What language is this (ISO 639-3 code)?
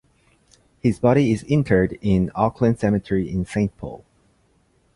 eng